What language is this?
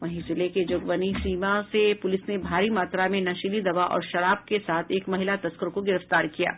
Hindi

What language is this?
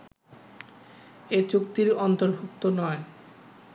Bangla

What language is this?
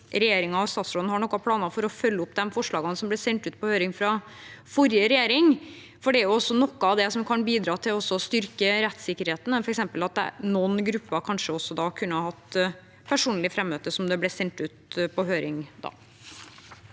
Norwegian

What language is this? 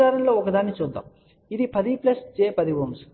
Telugu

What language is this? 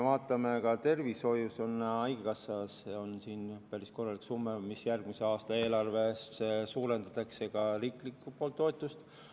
Estonian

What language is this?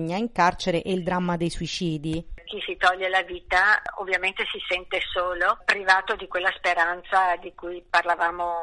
Italian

